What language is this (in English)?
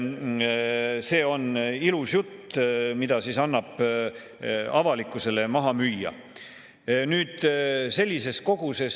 Estonian